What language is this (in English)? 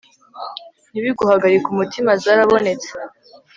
Kinyarwanda